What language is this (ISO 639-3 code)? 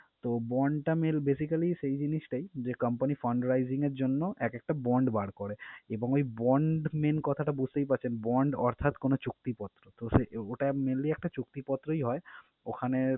ben